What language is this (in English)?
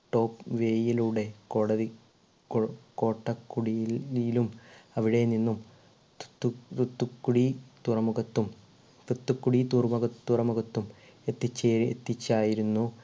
Malayalam